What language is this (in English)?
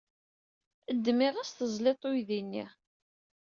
Kabyle